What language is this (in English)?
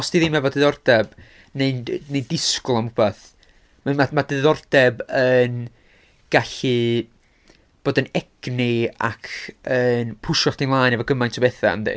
Welsh